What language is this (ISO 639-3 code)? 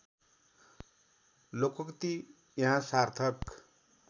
nep